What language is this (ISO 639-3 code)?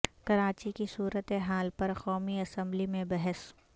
urd